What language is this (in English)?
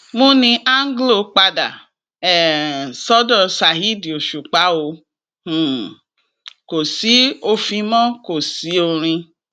Yoruba